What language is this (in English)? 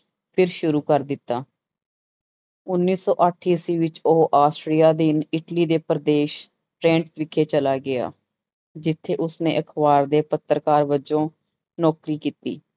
Punjabi